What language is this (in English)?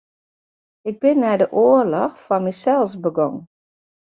Western Frisian